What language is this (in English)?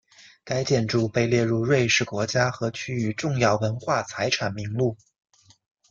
Chinese